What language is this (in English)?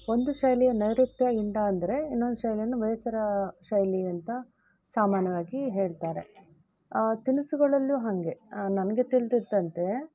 Kannada